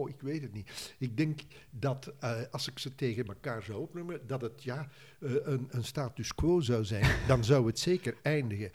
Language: Dutch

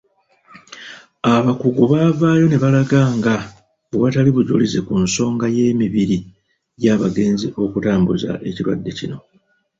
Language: Ganda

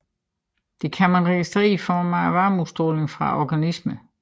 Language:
Danish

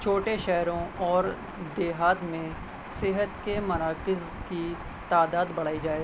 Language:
Urdu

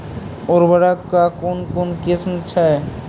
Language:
Maithili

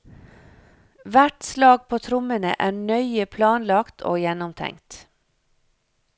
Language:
Norwegian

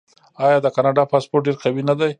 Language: Pashto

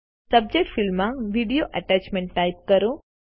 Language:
Gujarati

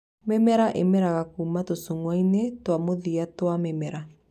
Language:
Kikuyu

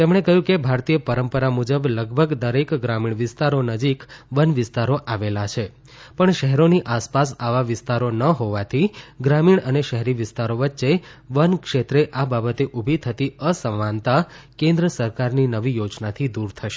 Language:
Gujarati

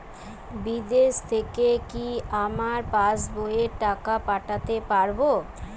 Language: Bangla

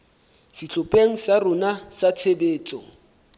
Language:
Southern Sotho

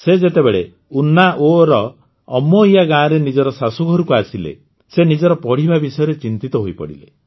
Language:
Odia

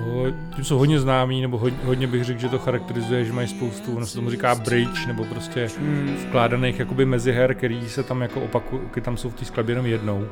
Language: Czech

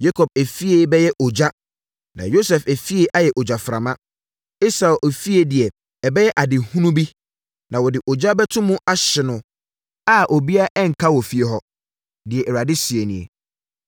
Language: Akan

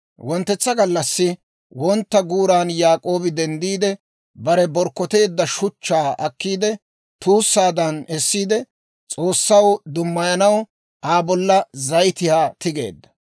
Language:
Dawro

